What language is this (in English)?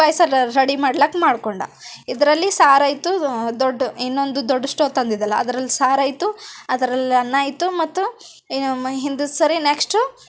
Kannada